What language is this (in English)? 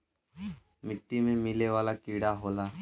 Bhojpuri